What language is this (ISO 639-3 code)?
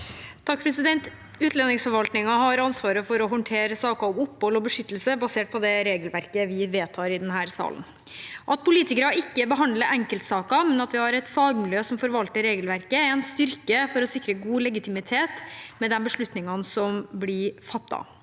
nor